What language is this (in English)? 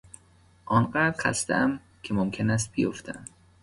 Persian